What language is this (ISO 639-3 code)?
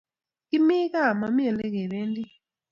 kln